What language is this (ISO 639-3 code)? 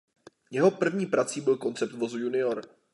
ces